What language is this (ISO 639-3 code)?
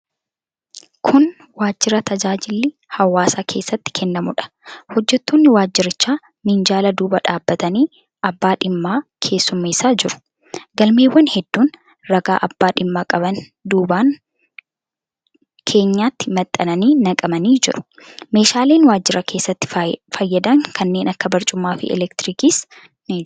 orm